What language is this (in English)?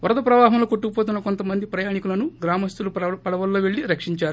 Telugu